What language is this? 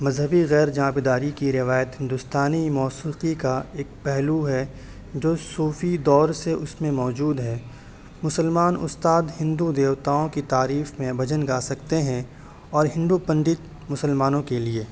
Urdu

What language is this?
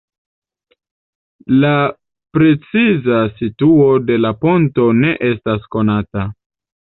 Esperanto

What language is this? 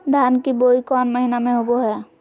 Magahi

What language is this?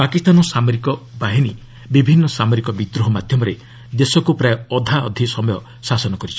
Odia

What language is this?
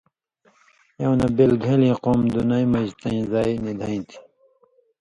Indus Kohistani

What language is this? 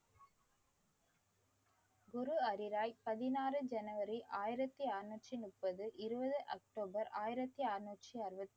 Tamil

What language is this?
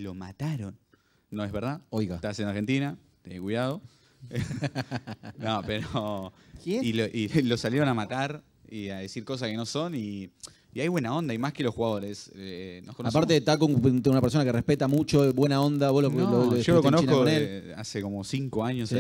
Spanish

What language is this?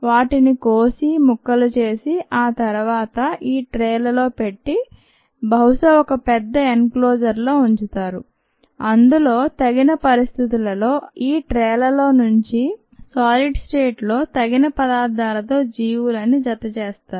Telugu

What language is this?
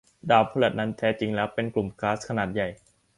Thai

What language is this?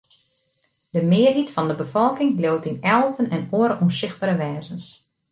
Western Frisian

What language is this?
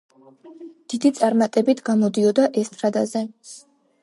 Georgian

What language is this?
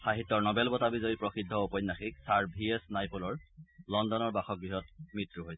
Assamese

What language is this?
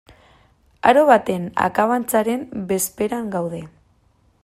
Basque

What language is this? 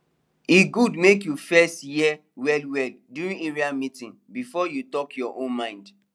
Nigerian Pidgin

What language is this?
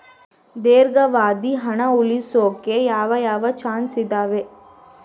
Kannada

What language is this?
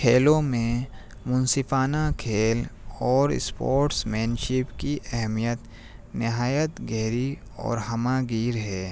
Urdu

